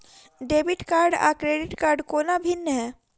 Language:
Maithili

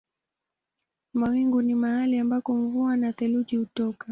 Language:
Swahili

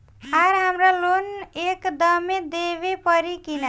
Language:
Bhojpuri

